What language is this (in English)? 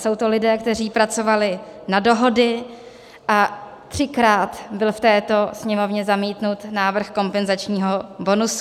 Czech